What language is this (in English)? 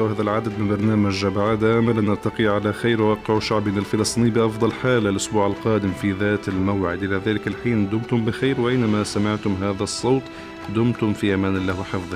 Arabic